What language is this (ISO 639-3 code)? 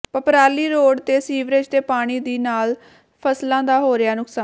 pan